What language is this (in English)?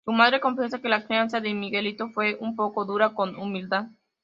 Spanish